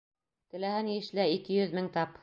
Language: Bashkir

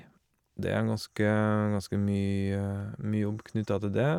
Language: Norwegian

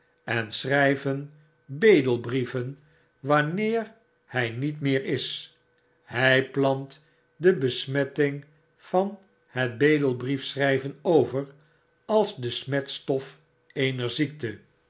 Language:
Dutch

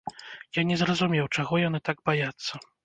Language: Belarusian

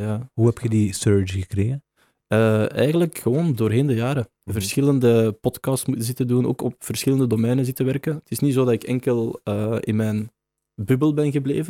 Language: Dutch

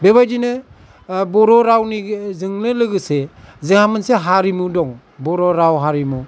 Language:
Bodo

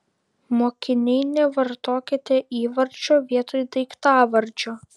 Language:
Lithuanian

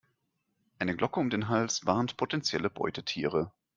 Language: German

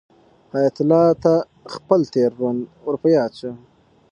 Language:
Pashto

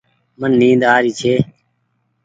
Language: Goaria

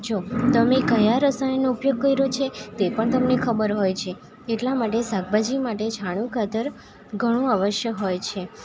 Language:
Gujarati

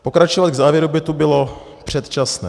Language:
Czech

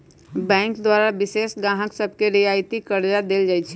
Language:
Magahi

